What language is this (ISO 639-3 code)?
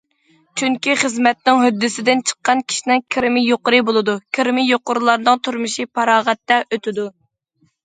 uig